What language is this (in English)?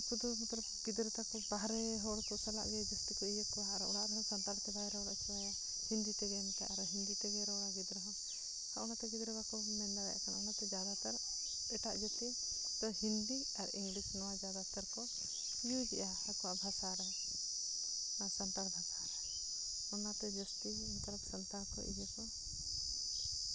Santali